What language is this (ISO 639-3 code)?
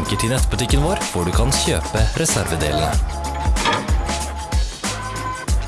nor